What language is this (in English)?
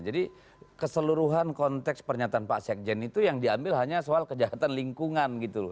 Indonesian